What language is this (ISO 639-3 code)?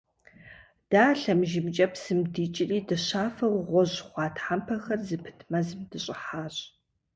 kbd